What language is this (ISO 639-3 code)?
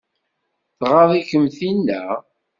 kab